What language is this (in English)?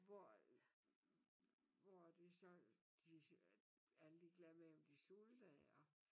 Danish